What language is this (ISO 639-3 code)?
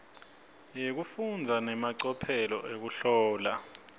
ssw